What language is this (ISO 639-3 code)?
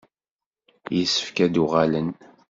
kab